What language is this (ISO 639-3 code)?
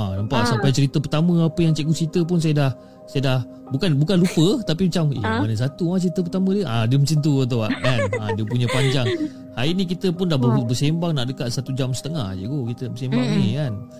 msa